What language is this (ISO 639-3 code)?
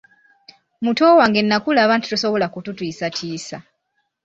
lug